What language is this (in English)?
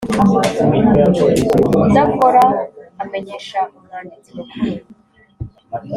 Kinyarwanda